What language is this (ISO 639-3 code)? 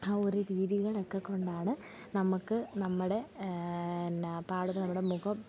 mal